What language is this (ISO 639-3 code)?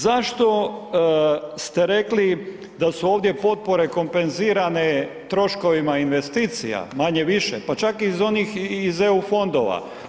hrv